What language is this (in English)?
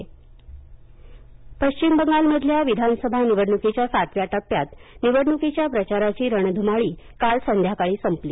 Marathi